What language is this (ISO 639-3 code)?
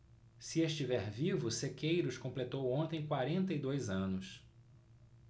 por